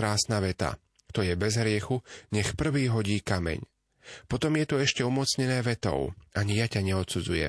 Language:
Slovak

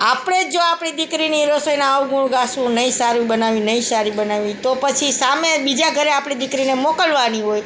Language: Gujarati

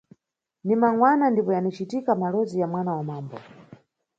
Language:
Nyungwe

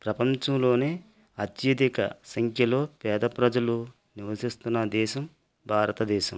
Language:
Telugu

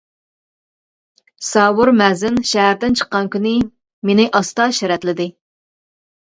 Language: Uyghur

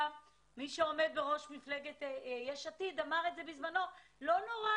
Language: Hebrew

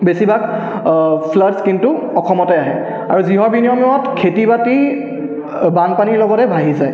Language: Assamese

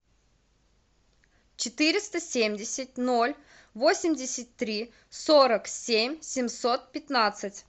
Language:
Russian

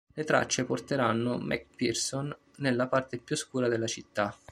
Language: Italian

